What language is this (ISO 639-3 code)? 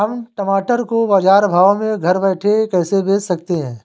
hin